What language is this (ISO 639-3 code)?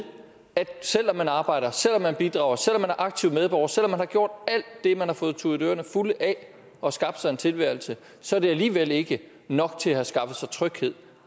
dan